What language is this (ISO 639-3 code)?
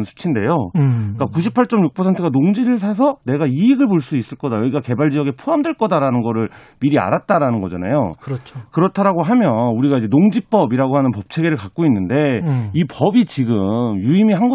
kor